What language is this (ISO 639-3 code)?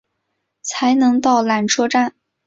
zho